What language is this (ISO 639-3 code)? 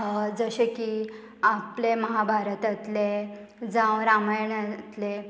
kok